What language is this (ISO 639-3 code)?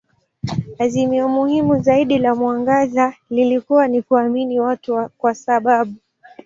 swa